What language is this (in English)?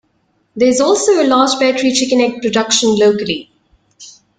English